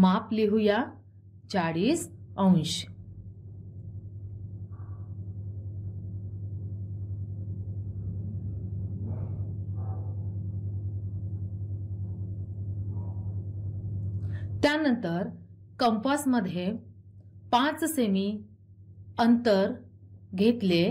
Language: Hindi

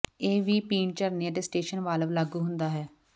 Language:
Punjabi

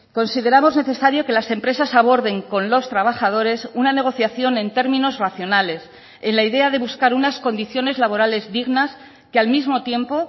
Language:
Spanish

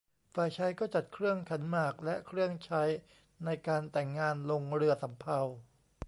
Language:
Thai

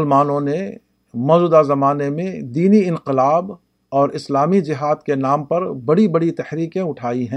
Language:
Urdu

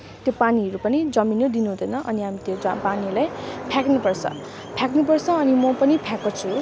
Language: Nepali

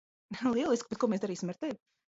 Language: Latvian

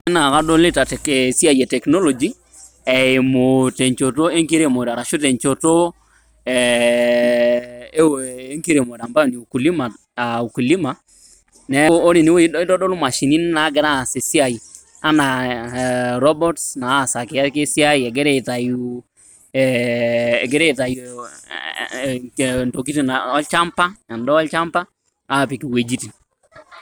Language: Masai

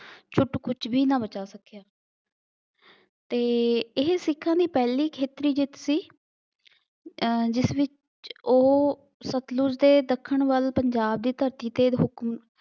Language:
Punjabi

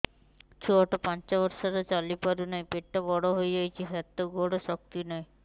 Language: Odia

